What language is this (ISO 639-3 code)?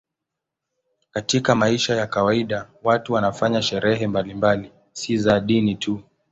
swa